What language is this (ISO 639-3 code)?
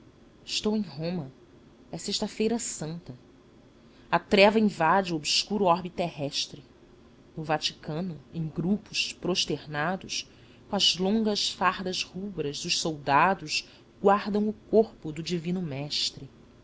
por